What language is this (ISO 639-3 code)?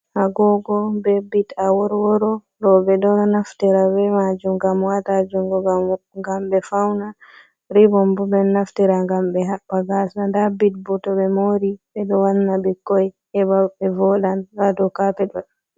ful